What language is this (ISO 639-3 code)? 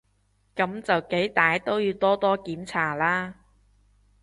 yue